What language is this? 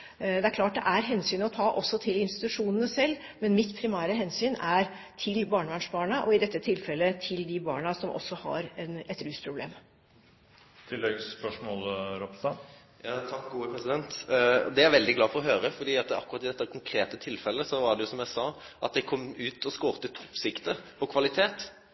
Norwegian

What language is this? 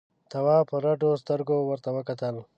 Pashto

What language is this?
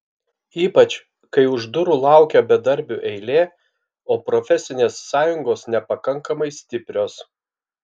Lithuanian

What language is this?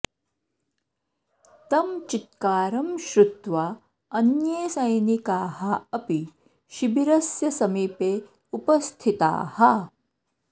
Sanskrit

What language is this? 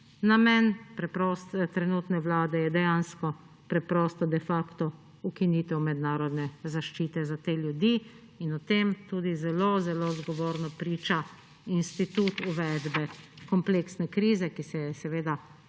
Slovenian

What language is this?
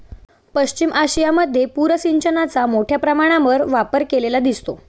Marathi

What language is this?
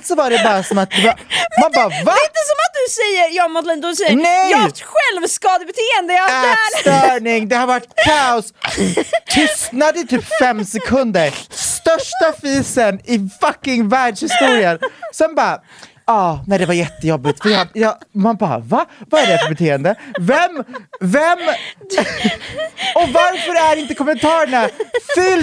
Swedish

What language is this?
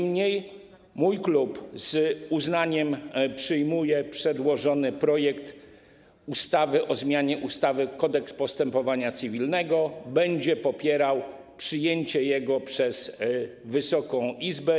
Polish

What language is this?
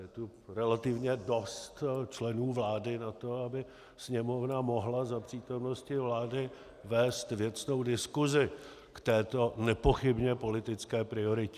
Czech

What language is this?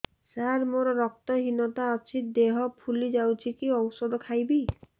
Odia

